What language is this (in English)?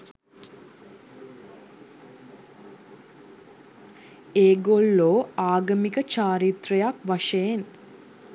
Sinhala